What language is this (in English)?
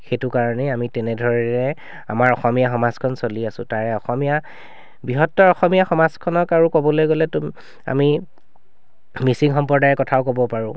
Assamese